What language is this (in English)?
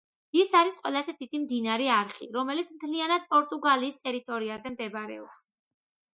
Georgian